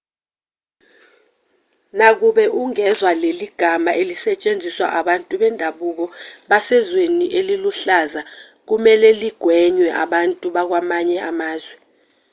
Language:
Zulu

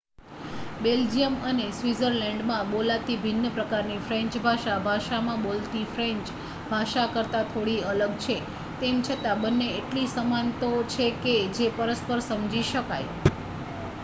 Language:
Gujarati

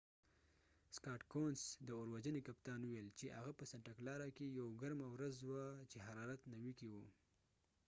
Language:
Pashto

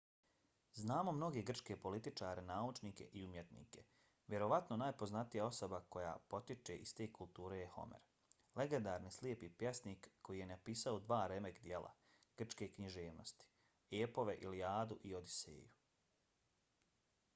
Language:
Bosnian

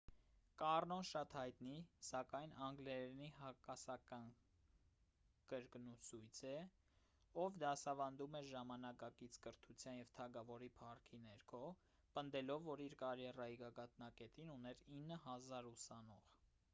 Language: Armenian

